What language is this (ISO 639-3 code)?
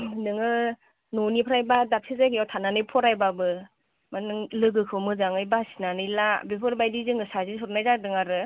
brx